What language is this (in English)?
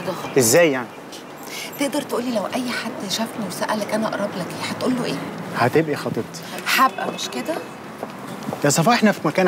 Arabic